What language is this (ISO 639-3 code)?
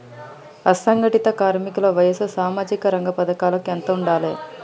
tel